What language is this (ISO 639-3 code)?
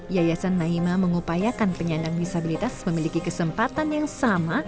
ind